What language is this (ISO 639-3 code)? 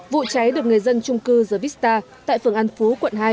vie